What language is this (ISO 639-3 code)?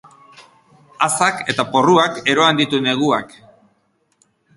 eus